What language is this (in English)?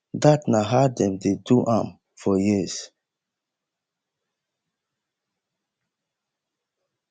Nigerian Pidgin